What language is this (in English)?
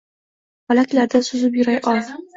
Uzbek